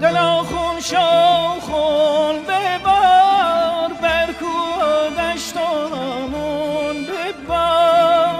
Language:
Persian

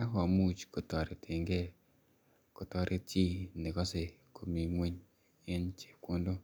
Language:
Kalenjin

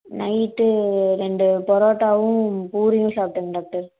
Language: Tamil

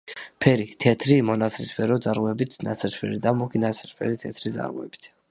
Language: Georgian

